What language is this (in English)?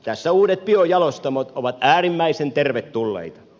Finnish